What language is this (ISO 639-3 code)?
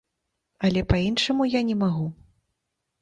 bel